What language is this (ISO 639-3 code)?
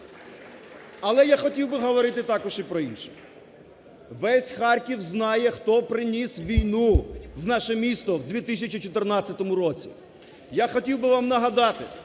ukr